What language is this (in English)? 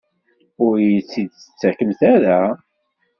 Kabyle